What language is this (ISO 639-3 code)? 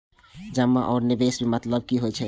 mai